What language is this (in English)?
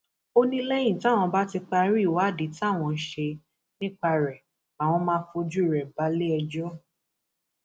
Yoruba